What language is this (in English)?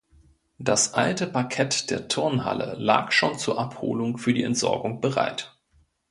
German